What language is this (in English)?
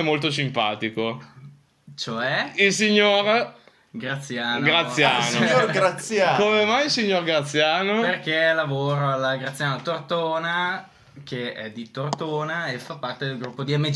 Italian